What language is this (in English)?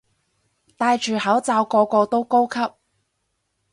Cantonese